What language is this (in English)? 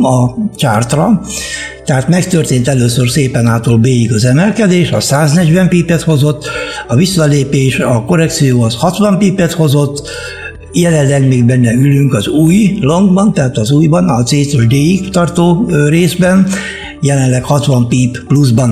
Hungarian